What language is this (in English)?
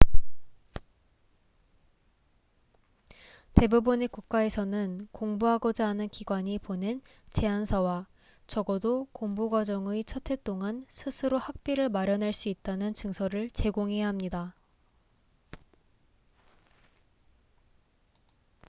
Korean